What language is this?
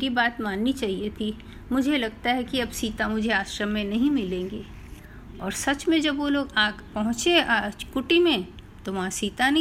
Hindi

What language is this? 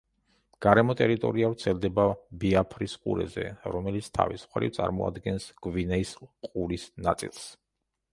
Georgian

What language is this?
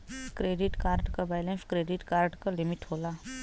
Bhojpuri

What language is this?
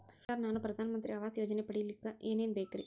Kannada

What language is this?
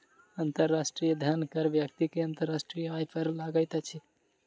Maithili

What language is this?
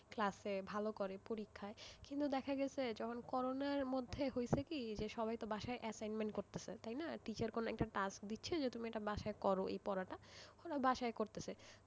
Bangla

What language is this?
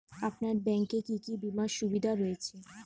Bangla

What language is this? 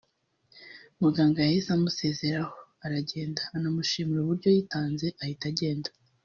Kinyarwanda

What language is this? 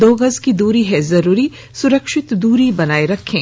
Hindi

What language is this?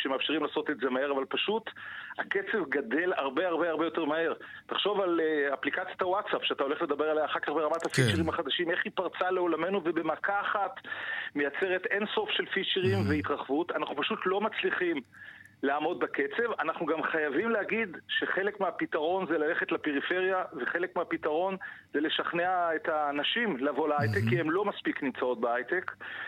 Hebrew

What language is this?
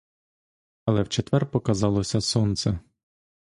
Ukrainian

